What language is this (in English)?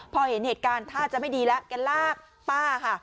Thai